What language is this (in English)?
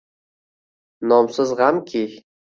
Uzbek